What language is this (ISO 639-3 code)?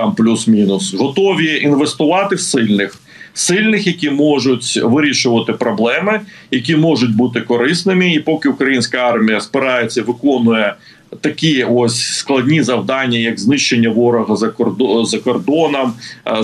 ukr